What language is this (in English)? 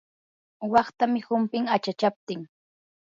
Yanahuanca Pasco Quechua